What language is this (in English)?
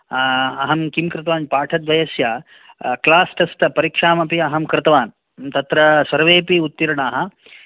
Sanskrit